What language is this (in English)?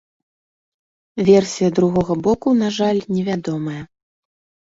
Belarusian